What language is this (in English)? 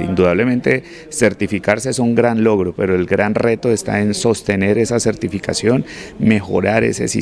Spanish